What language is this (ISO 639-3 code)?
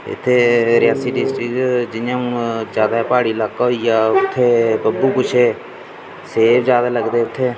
doi